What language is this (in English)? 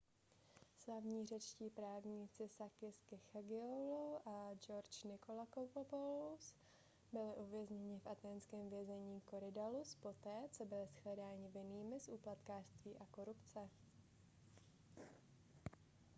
Czech